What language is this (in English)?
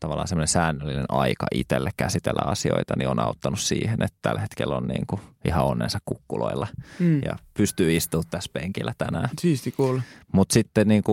Finnish